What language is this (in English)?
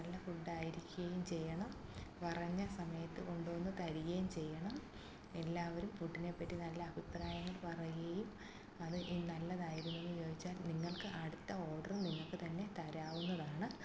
Malayalam